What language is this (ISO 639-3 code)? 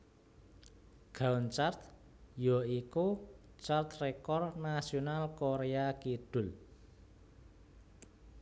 jav